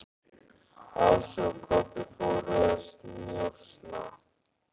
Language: Icelandic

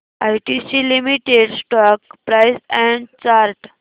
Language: Marathi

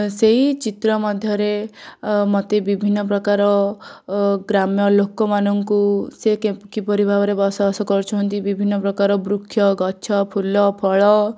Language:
Odia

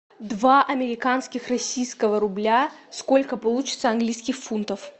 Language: Russian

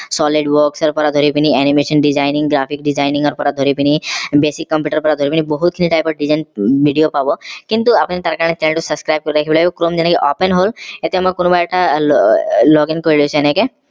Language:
Assamese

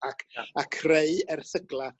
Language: Welsh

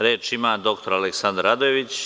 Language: Serbian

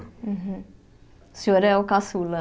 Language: Portuguese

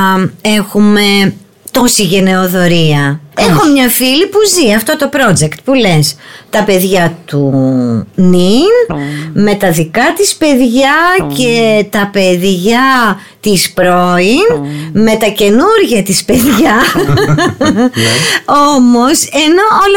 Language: Greek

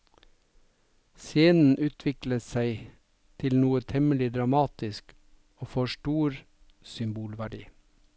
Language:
Norwegian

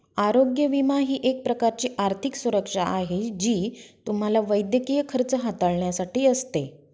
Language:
Marathi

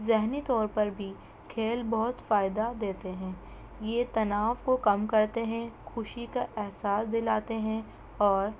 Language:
Urdu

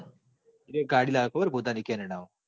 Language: Gujarati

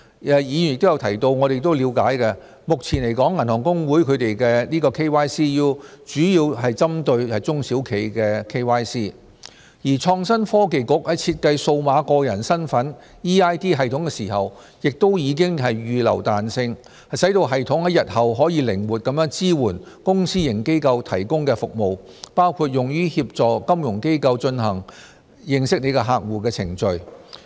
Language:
Cantonese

